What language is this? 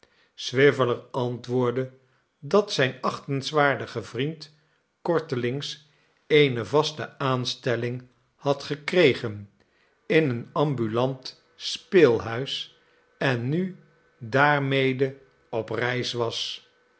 Dutch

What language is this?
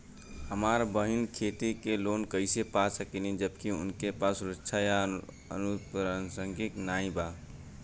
Bhojpuri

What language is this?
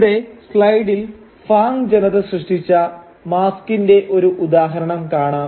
Malayalam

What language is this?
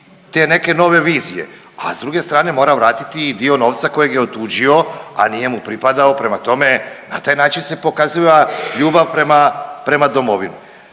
Croatian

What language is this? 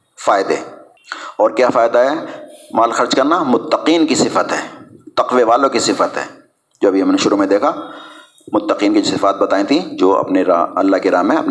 Urdu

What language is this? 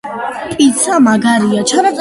Georgian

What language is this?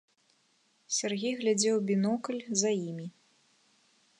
Belarusian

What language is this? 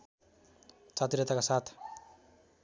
Nepali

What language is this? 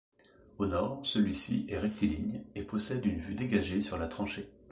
French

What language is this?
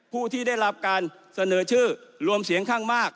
Thai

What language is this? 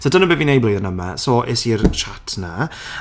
Welsh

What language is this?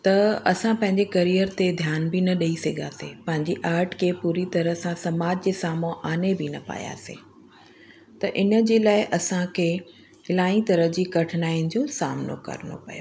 Sindhi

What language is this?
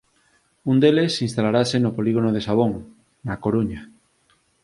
Galician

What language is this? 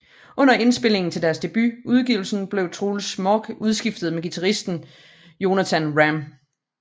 Danish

